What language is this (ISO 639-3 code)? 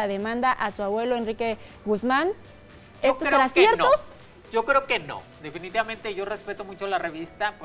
spa